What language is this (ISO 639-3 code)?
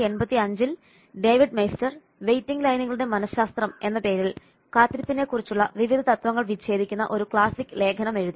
mal